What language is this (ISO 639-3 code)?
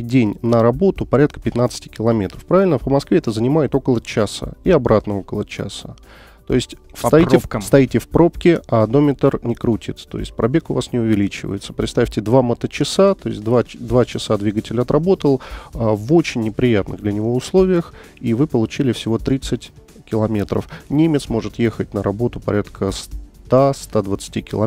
rus